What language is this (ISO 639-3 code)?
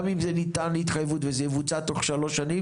heb